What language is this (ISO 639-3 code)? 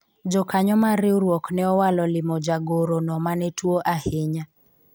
luo